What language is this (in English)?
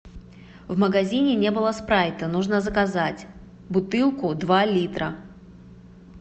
Russian